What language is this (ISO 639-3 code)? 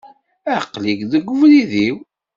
kab